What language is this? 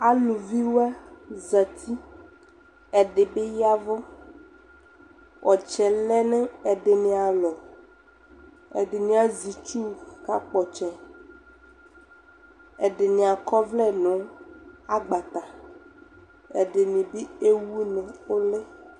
Ikposo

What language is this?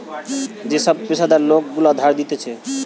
Bangla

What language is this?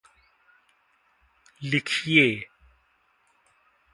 Hindi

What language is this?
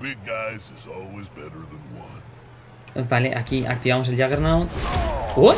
Spanish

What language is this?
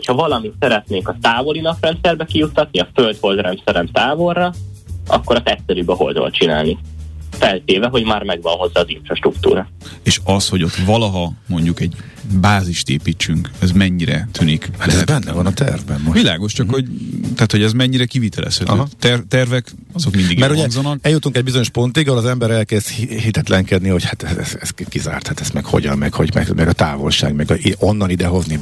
Hungarian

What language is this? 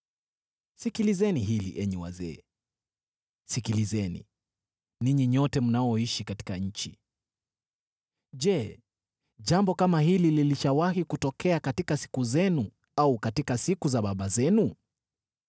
Swahili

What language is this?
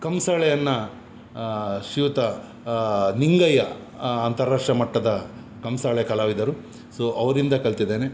Kannada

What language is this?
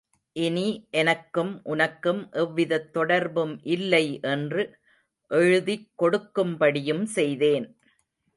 Tamil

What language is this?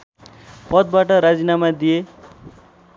Nepali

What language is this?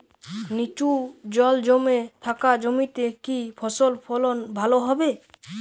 Bangla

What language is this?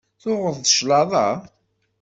Kabyle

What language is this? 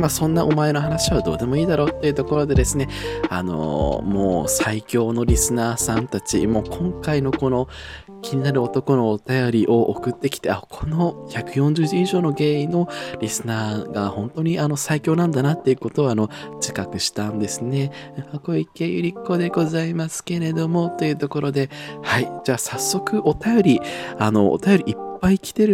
Japanese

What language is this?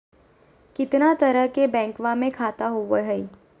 Magahi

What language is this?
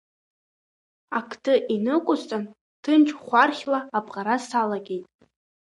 Abkhazian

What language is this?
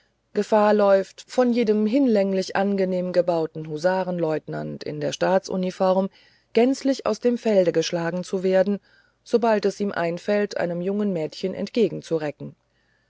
German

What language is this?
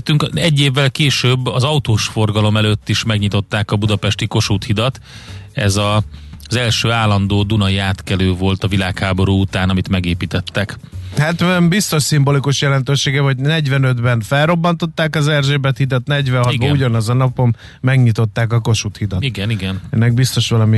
Hungarian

